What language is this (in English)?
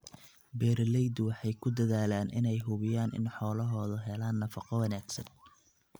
Somali